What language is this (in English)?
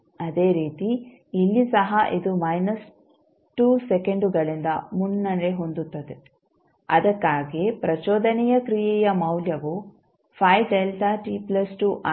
Kannada